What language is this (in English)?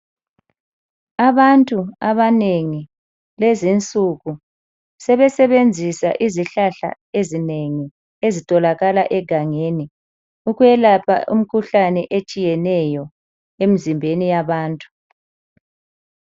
North Ndebele